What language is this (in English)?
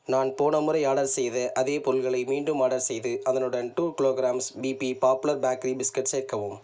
Tamil